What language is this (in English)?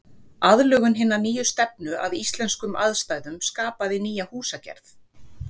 Icelandic